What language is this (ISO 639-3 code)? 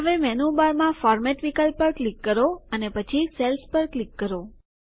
guj